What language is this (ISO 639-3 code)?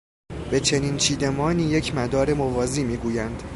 fas